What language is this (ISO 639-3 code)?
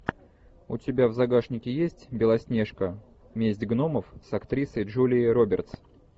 rus